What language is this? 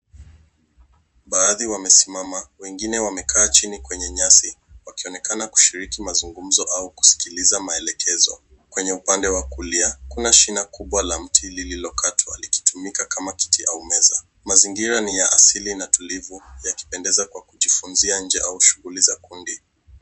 Swahili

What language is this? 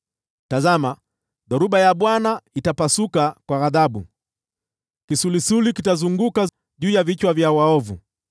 Swahili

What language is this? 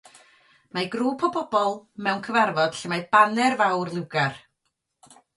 Welsh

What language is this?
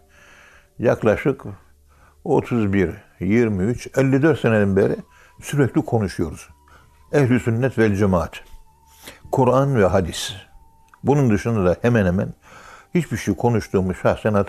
Turkish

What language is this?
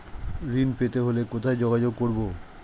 Bangla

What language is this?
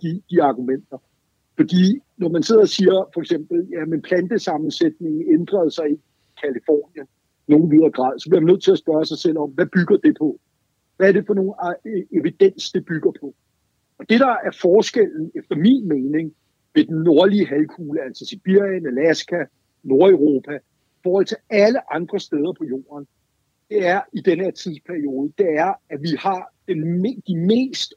Danish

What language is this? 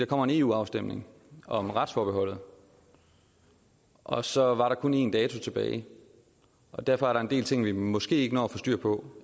Danish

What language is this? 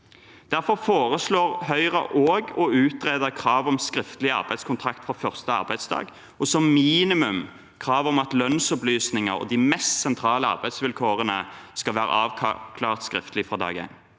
Norwegian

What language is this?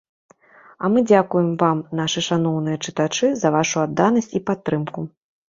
Belarusian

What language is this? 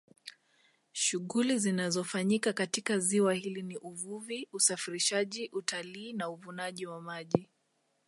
Swahili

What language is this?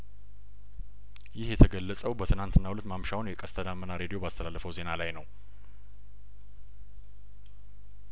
Amharic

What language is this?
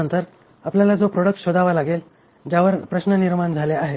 Marathi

